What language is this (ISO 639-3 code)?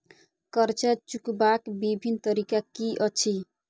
mai